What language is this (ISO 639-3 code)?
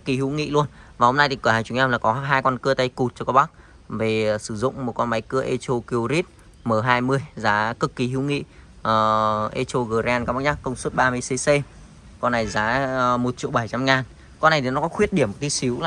vie